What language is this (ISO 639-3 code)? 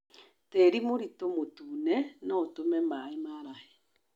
kik